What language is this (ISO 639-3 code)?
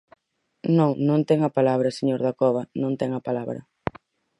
glg